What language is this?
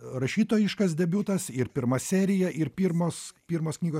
Lithuanian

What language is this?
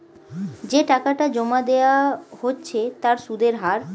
Bangla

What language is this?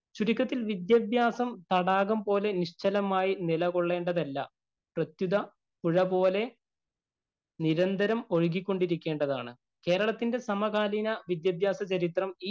Malayalam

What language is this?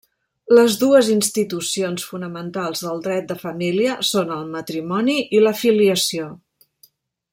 Catalan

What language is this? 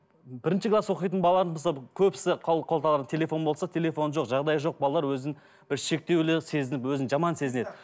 Kazakh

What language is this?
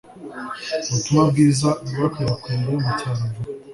Kinyarwanda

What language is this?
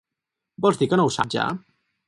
Catalan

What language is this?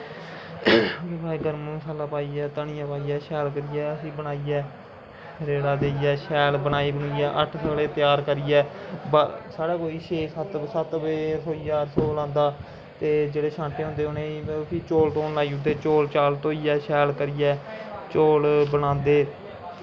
Dogri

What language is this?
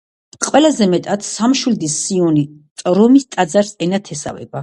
Georgian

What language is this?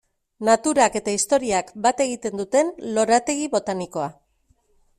Basque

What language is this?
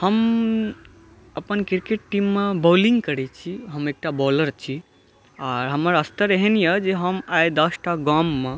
Maithili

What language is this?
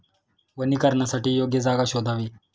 Marathi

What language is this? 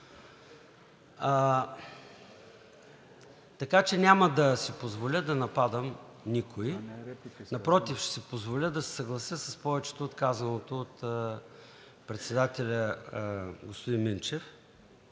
Bulgarian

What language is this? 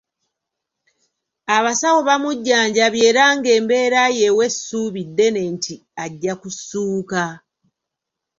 Ganda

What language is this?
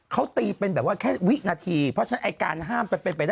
Thai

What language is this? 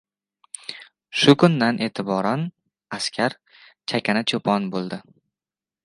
Uzbek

